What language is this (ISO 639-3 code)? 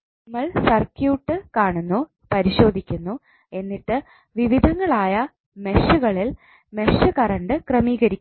mal